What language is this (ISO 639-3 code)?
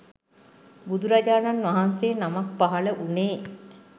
sin